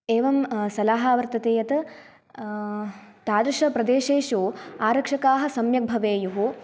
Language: Sanskrit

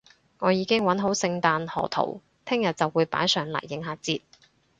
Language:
Cantonese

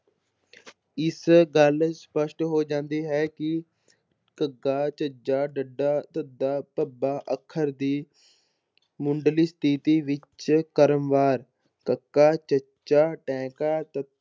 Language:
Punjabi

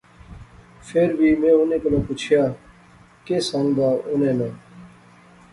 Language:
Pahari-Potwari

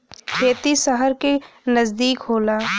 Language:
Bhojpuri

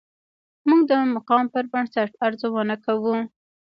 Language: Pashto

